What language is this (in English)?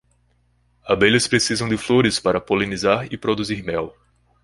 Portuguese